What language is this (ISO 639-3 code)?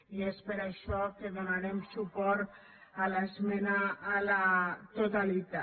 cat